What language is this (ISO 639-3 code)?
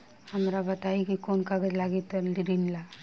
bho